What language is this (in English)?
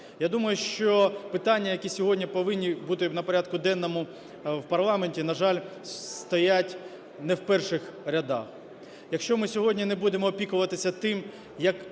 Ukrainian